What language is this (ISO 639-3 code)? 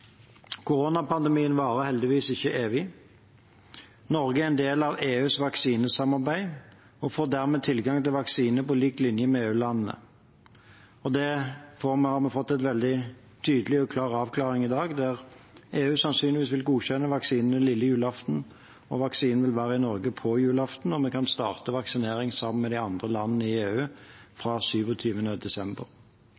nob